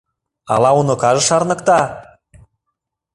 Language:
Mari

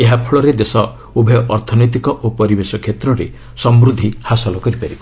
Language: Odia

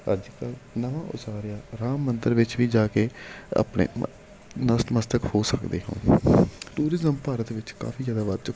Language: Punjabi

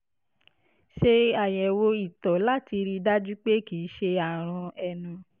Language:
Yoruba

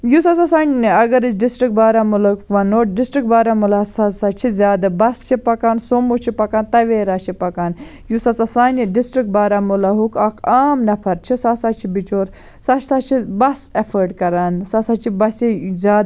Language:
Kashmiri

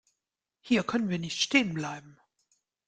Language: German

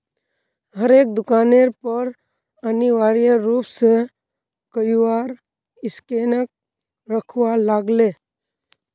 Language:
Magahi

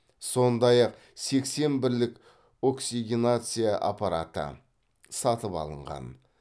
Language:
Kazakh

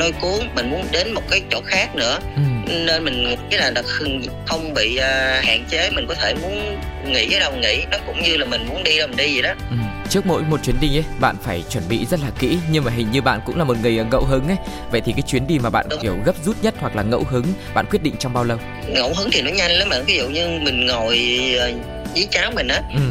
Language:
Vietnamese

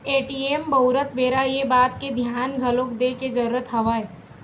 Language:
Chhattisgarhi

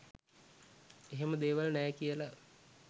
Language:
Sinhala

